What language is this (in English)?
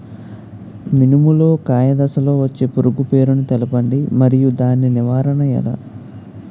Telugu